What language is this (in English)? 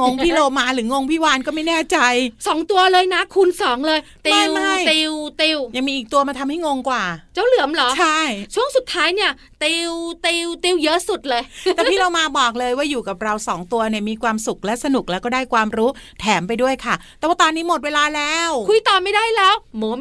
Thai